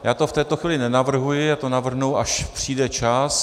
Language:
Czech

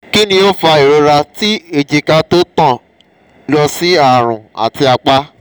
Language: Yoruba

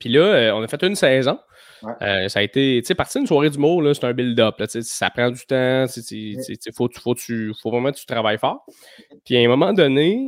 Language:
French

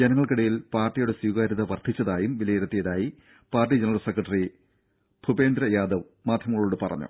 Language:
Malayalam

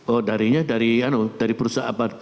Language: Indonesian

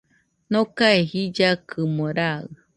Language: Nüpode Huitoto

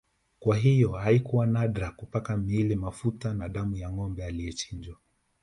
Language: Swahili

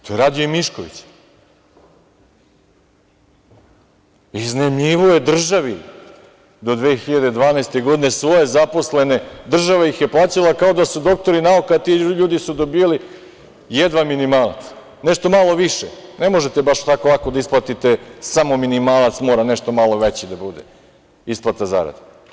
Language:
Serbian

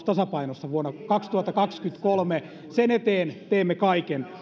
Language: Finnish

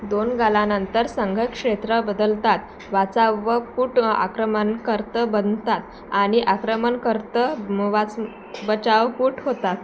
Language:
Marathi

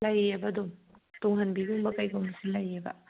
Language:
Manipuri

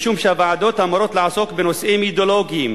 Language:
Hebrew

